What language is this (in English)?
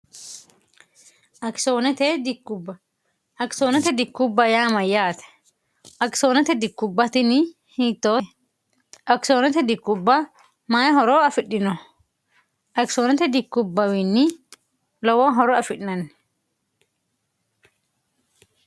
Sidamo